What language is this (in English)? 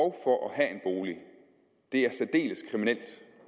Danish